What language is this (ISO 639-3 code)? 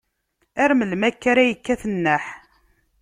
kab